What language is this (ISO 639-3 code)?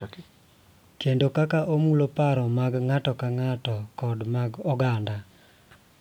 luo